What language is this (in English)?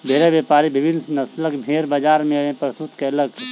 Maithili